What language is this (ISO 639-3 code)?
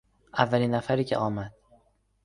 fas